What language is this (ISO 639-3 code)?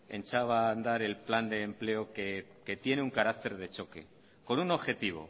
spa